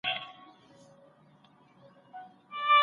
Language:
Pashto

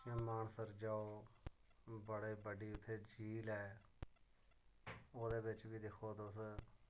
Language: Dogri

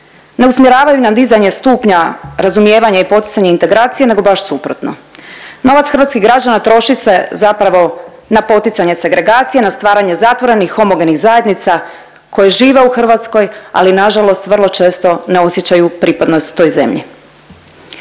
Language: Croatian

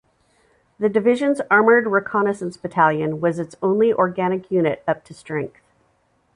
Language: English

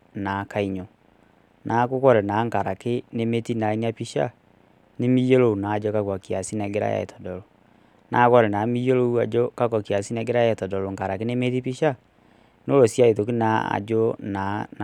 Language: Masai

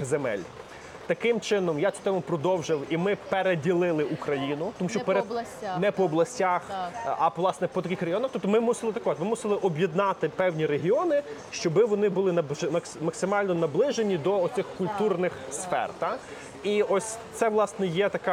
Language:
Ukrainian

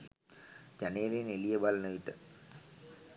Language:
Sinhala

